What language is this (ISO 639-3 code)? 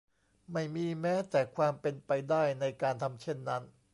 tha